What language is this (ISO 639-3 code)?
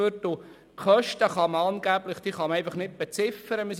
gsw